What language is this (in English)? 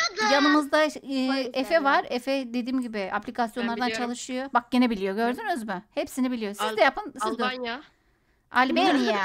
Turkish